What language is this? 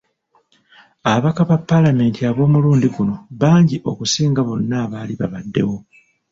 Ganda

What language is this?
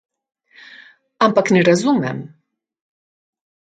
Slovenian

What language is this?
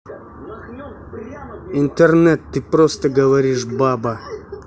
Russian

